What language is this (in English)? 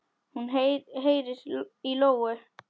Icelandic